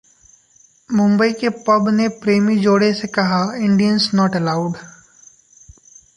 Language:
Hindi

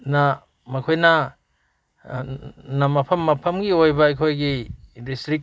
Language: Manipuri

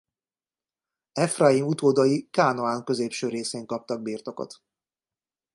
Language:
Hungarian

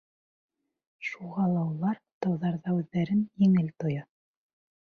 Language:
Bashkir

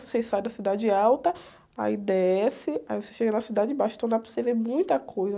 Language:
Portuguese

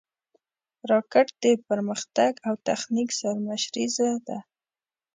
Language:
Pashto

